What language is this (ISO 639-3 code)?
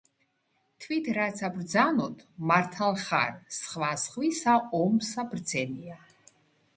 kat